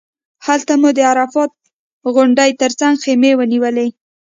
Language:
Pashto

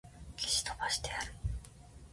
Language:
Japanese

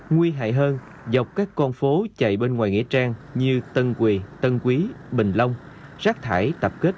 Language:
Vietnamese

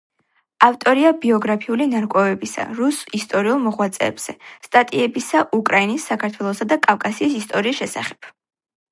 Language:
Georgian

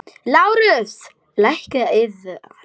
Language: Icelandic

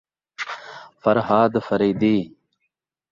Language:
Saraiki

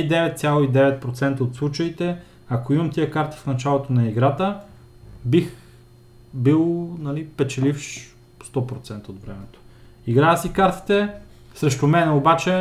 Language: Bulgarian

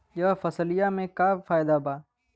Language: Bhojpuri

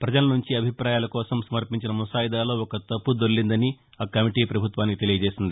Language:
Telugu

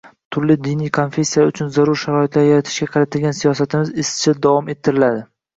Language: Uzbek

